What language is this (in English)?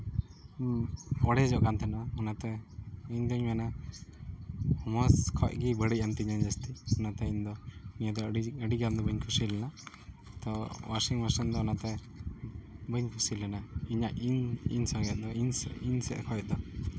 Santali